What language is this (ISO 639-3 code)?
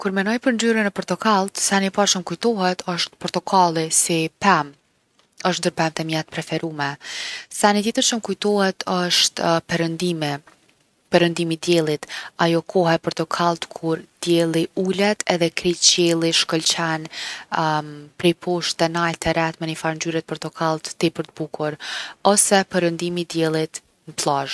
aln